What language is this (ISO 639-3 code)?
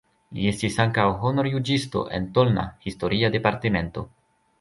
epo